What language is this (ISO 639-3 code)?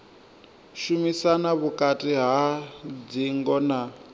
ven